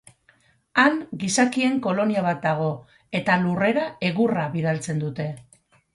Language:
Basque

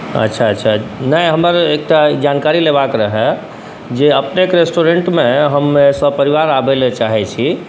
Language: Maithili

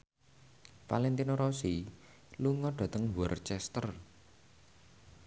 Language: Javanese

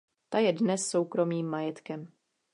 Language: Czech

